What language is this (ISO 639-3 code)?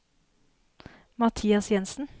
nor